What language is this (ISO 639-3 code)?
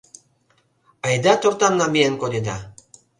chm